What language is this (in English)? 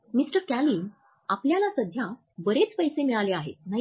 Marathi